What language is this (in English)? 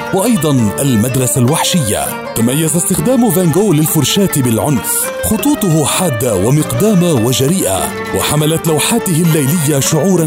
Arabic